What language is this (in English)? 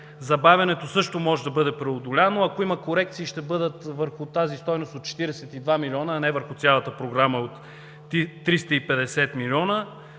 Bulgarian